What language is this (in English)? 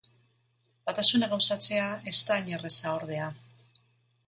Basque